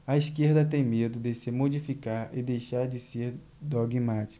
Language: Portuguese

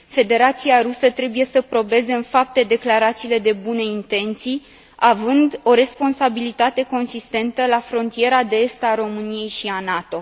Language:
Romanian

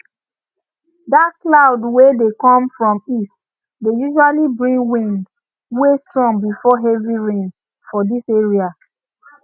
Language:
Nigerian Pidgin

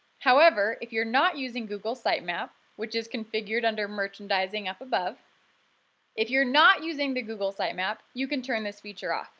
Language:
English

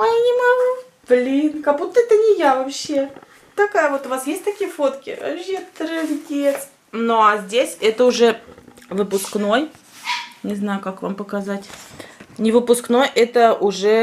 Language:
Russian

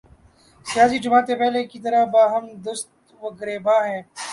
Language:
Urdu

